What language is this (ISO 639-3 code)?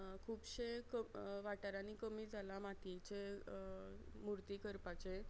kok